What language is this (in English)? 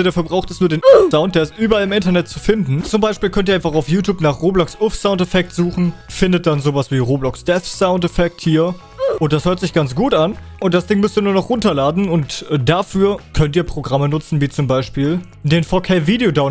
German